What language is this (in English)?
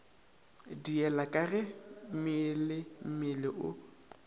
Northern Sotho